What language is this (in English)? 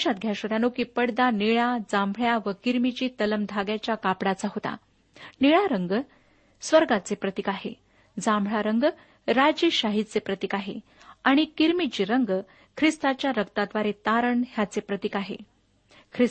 Marathi